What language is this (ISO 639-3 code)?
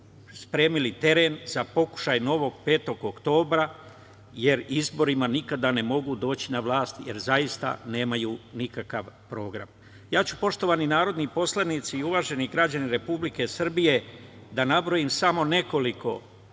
srp